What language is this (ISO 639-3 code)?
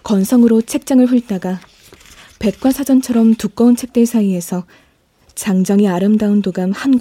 kor